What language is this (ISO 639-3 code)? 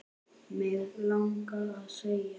isl